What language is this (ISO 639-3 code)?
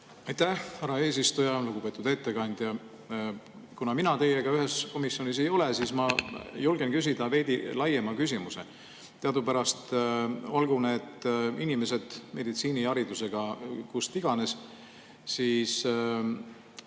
est